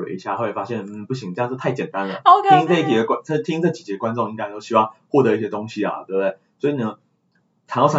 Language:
Chinese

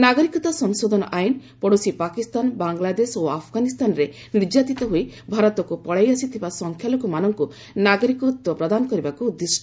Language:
Odia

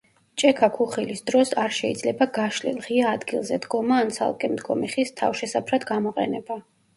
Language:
Georgian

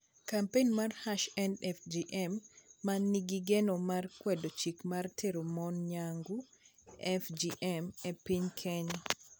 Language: Luo (Kenya and Tanzania)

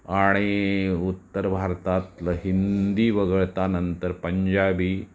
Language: Marathi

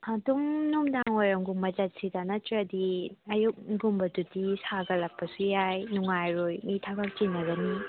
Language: Manipuri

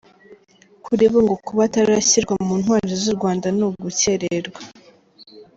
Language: Kinyarwanda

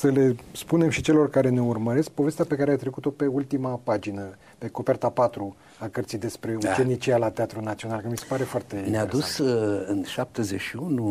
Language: Romanian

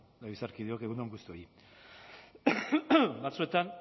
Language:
Basque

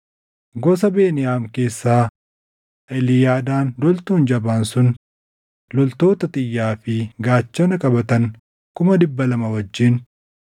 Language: Oromo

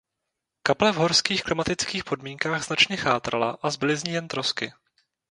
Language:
Czech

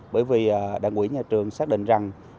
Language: Vietnamese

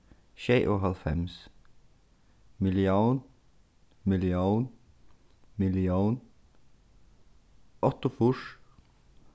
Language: Faroese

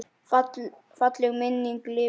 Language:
Icelandic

